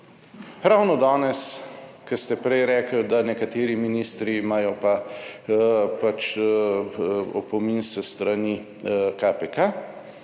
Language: Slovenian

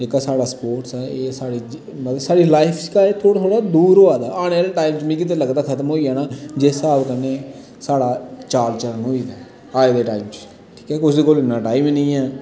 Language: Dogri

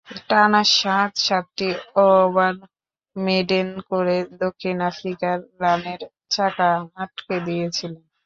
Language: Bangla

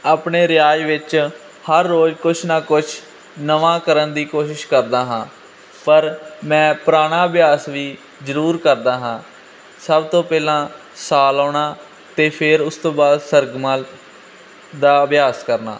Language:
Punjabi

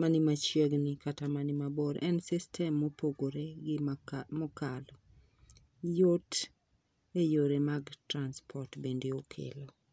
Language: Luo (Kenya and Tanzania)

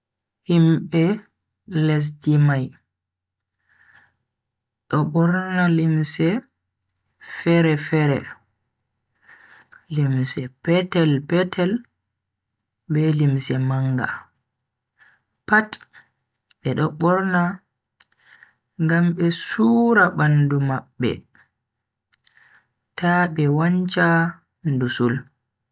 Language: Bagirmi Fulfulde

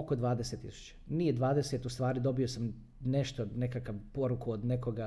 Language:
Croatian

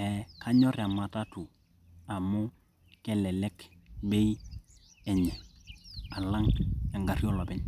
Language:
Masai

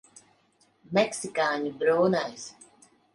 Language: Latvian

